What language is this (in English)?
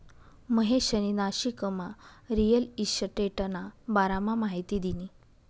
Marathi